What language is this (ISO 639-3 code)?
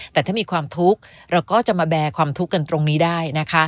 tha